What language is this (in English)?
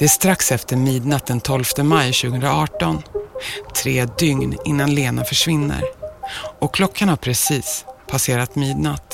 Swedish